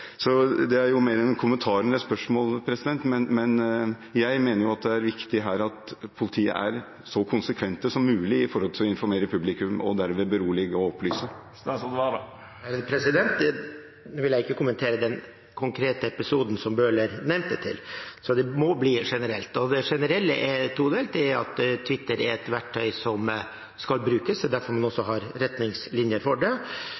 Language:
Norwegian Bokmål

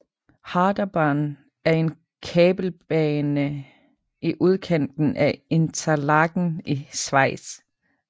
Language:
Danish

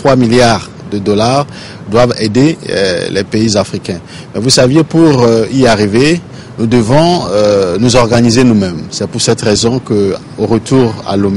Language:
French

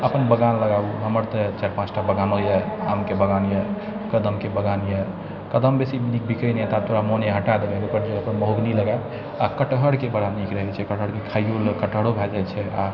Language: Maithili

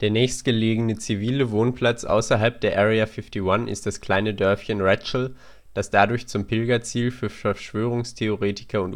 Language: German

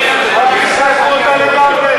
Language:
Hebrew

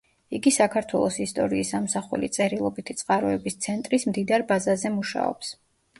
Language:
Georgian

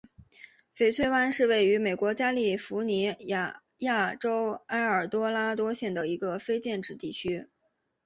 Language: Chinese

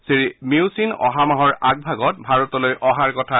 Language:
Assamese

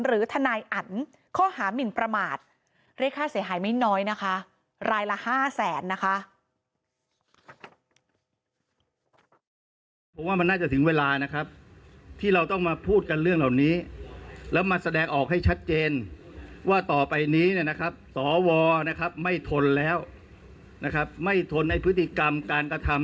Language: Thai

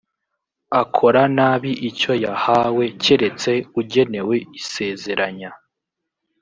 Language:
Kinyarwanda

